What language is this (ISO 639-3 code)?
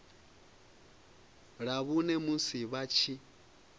ven